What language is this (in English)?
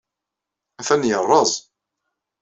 Kabyle